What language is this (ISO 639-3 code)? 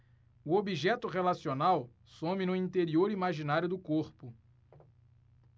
por